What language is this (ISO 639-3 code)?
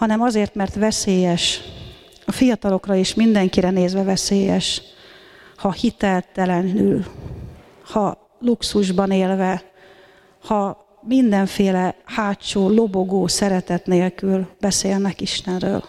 hun